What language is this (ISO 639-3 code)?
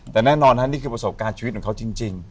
tha